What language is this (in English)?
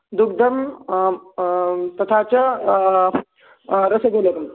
Sanskrit